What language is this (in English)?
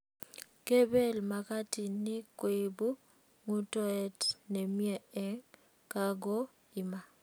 Kalenjin